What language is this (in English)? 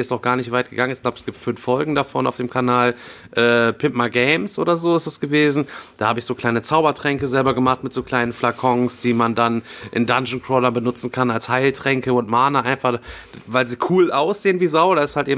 German